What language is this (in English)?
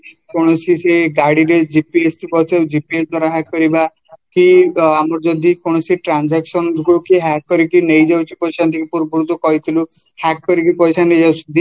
Odia